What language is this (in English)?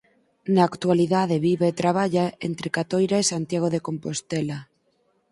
Galician